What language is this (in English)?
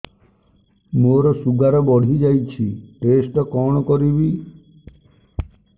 Odia